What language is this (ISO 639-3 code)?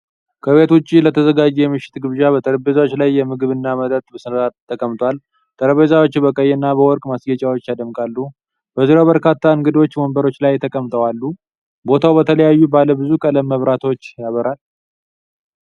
amh